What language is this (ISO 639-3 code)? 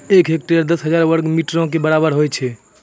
mai